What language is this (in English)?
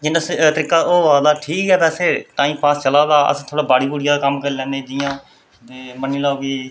Dogri